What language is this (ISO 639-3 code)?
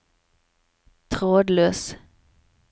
nor